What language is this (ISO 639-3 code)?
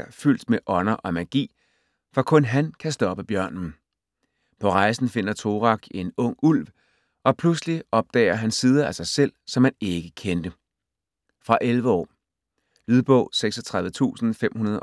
dan